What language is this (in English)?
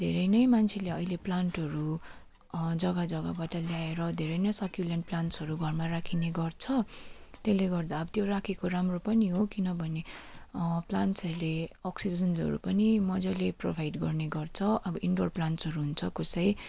Nepali